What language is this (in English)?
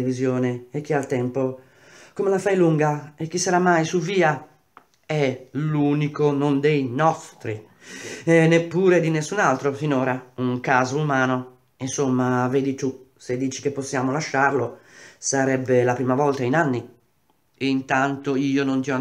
Italian